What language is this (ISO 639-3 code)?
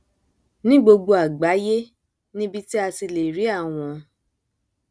yor